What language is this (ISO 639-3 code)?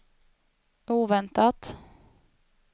swe